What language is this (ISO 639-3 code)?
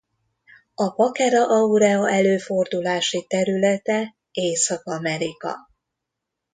hun